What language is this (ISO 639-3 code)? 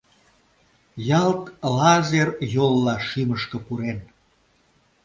chm